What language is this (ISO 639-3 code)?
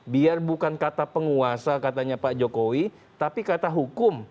ind